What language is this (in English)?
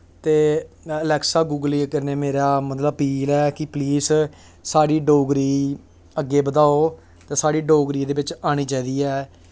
Dogri